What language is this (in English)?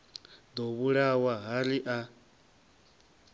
Venda